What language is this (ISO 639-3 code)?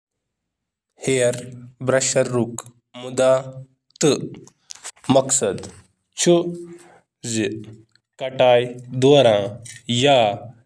kas